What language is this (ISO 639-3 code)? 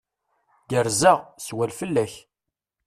kab